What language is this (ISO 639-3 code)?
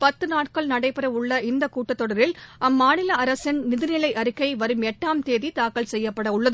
tam